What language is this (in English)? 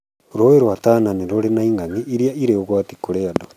Kikuyu